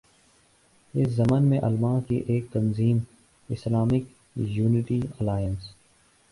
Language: Urdu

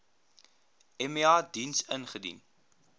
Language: Afrikaans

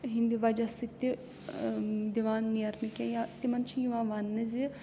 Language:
Kashmiri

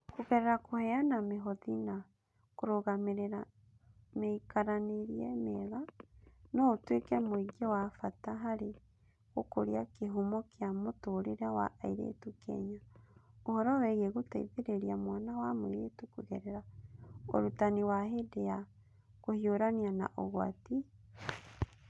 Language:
Kikuyu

